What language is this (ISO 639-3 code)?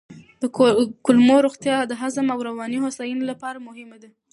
pus